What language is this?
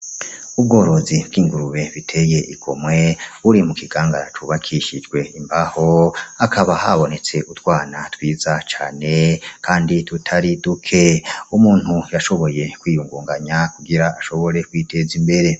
Rundi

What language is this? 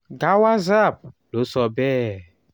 Yoruba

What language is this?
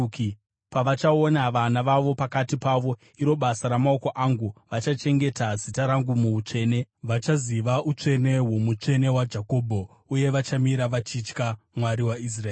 Shona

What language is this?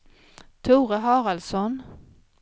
Swedish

